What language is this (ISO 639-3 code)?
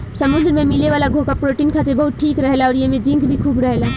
bho